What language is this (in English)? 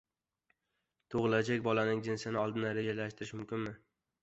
Uzbek